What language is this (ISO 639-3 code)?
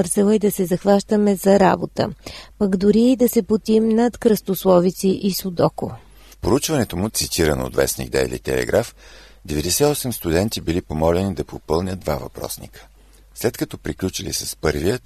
bul